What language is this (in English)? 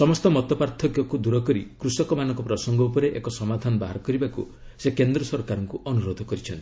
Odia